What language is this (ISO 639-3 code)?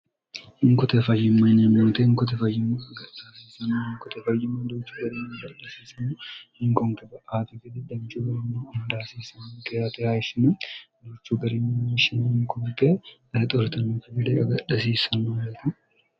sid